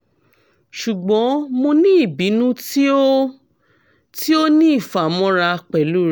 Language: Yoruba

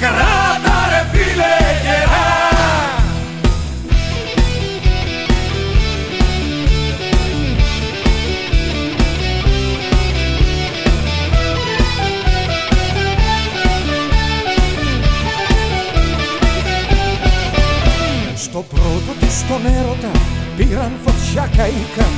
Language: Greek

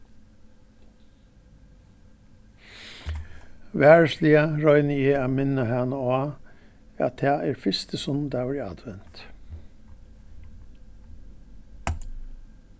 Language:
Faroese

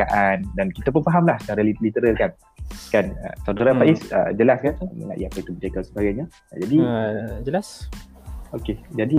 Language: Malay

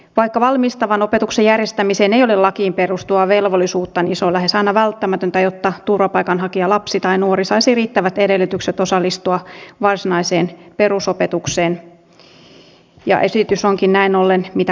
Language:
Finnish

